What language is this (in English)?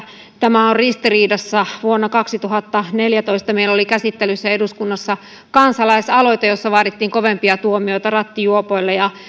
Finnish